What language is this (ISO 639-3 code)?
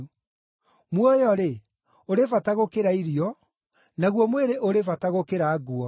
kik